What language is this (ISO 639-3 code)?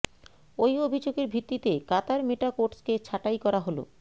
ben